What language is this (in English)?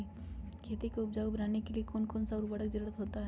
Magahi